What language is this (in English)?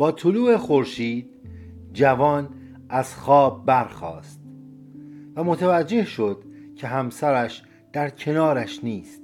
Persian